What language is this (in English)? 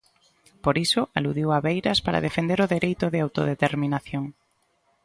Galician